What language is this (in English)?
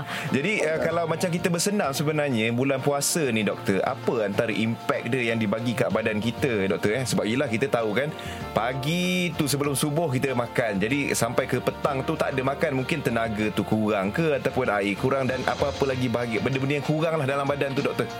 Malay